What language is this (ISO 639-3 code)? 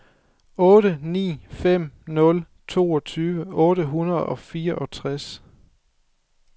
dan